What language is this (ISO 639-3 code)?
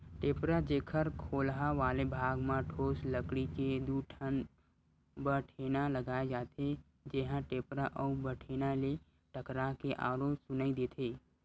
hne